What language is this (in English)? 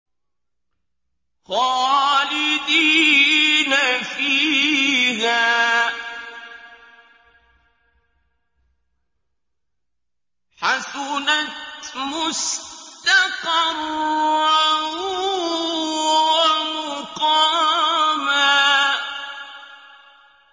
Arabic